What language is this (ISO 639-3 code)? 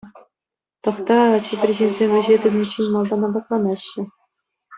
chv